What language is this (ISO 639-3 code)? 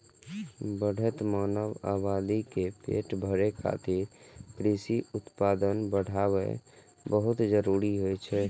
mai